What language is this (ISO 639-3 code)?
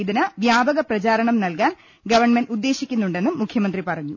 mal